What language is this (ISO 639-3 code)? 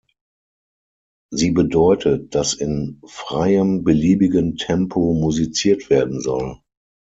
deu